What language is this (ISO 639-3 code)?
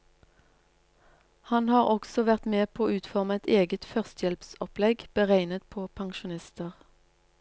nor